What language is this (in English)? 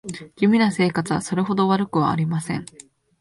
Japanese